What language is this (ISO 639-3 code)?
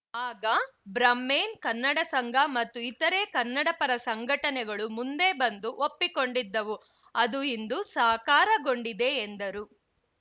kan